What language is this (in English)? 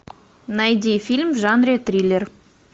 Russian